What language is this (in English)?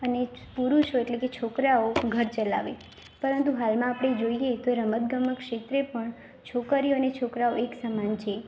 Gujarati